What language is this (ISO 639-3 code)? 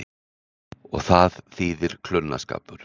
isl